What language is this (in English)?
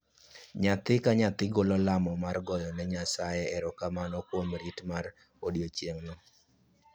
Luo (Kenya and Tanzania)